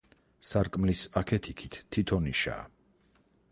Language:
Georgian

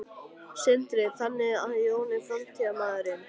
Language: Icelandic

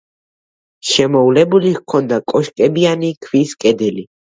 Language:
Georgian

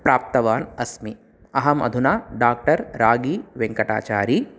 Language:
Sanskrit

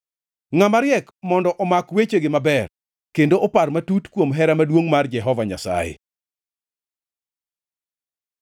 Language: Luo (Kenya and Tanzania)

